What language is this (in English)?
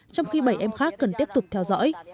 Vietnamese